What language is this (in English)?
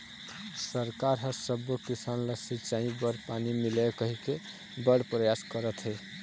Chhattisgarhi